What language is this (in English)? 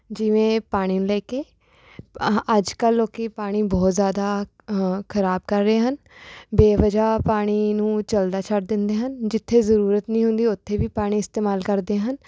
Punjabi